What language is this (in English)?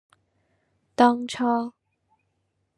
Cantonese